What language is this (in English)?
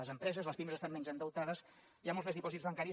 Catalan